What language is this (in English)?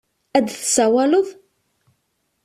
Kabyle